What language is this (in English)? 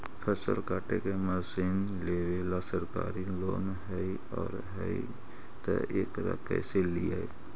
Magahi